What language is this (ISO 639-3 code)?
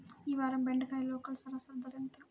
tel